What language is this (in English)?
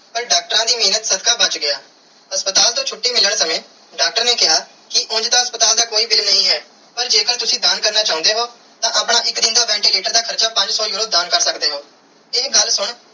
Punjabi